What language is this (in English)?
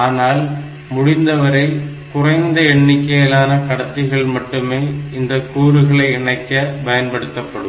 Tamil